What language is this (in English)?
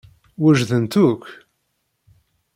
Kabyle